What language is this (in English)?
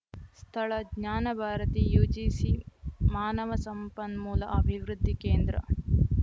Kannada